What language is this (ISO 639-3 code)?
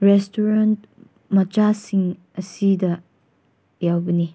mni